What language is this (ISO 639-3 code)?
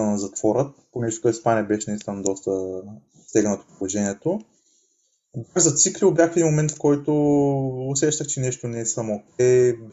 bul